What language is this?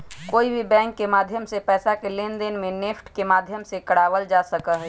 Magahi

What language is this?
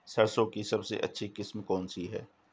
Hindi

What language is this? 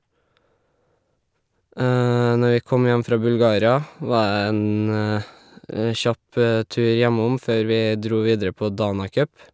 Norwegian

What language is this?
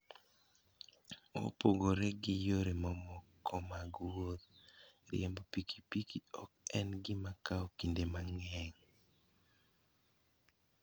Luo (Kenya and Tanzania)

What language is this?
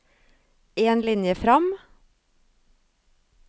Norwegian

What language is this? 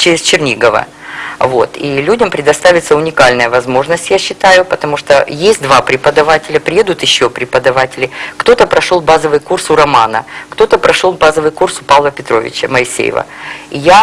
Russian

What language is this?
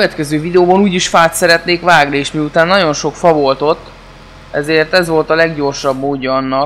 Hungarian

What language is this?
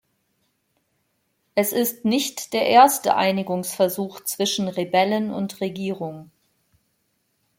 German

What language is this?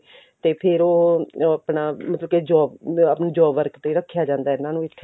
Punjabi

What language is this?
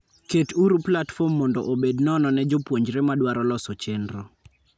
Luo (Kenya and Tanzania)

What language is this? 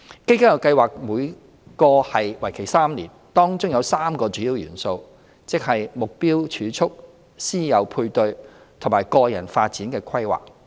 Cantonese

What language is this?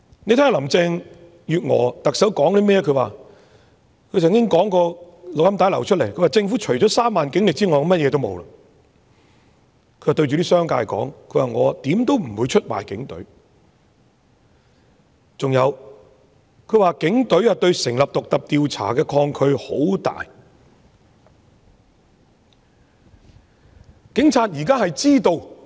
Cantonese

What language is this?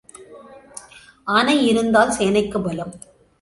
Tamil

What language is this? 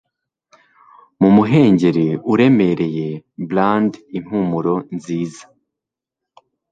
Kinyarwanda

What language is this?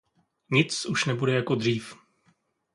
Czech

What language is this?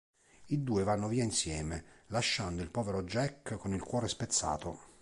Italian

